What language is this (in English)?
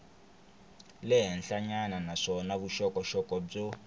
Tsonga